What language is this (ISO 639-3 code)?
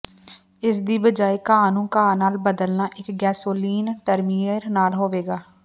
pan